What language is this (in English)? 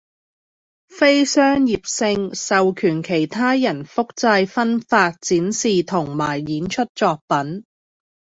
Cantonese